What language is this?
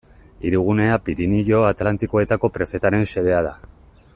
Basque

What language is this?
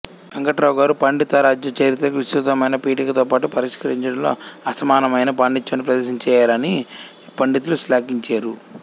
Telugu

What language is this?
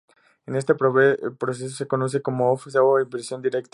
Spanish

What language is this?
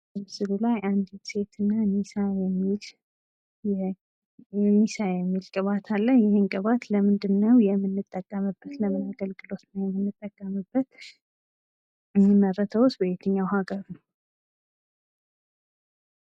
Amharic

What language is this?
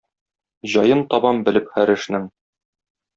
Tatar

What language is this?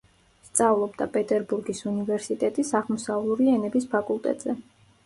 Georgian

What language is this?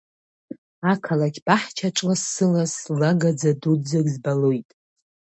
Abkhazian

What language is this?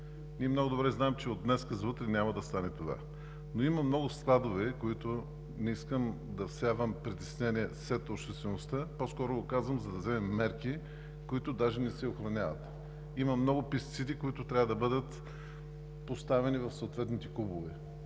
Bulgarian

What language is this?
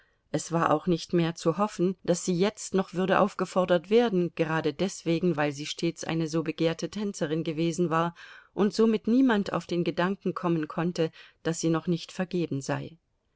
German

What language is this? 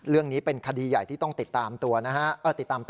Thai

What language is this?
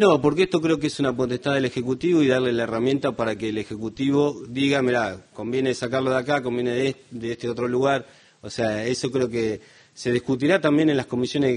Spanish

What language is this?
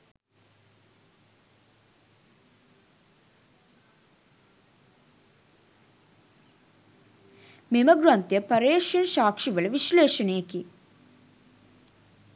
Sinhala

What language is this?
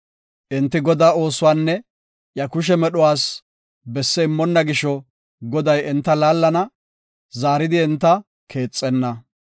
Gofa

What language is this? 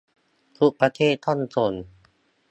Thai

